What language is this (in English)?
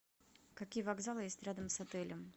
Russian